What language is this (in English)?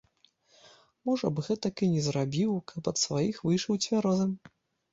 Belarusian